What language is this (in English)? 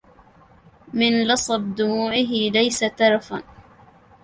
Arabic